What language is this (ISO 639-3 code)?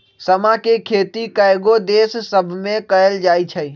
mag